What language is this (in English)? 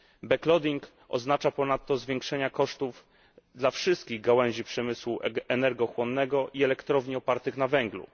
Polish